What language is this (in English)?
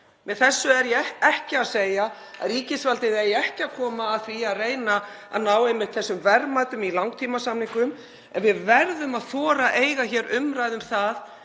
Icelandic